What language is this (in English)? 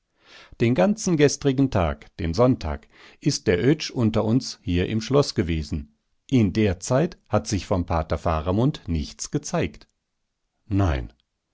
German